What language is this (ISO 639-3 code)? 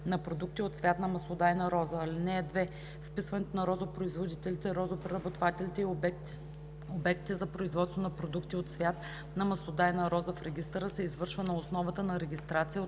bul